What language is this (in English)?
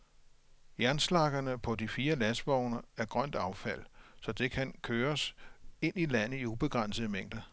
Danish